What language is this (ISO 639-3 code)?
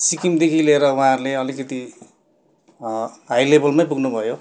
nep